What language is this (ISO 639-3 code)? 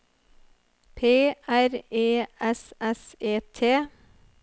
nor